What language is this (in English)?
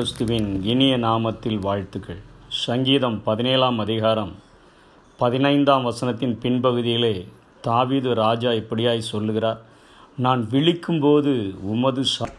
Tamil